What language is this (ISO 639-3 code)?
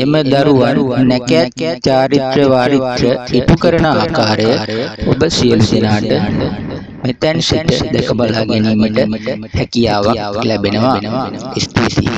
sin